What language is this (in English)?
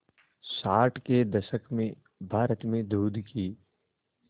Hindi